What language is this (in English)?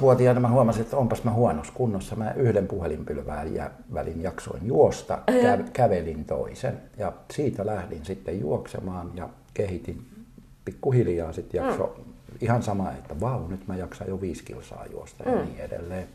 Finnish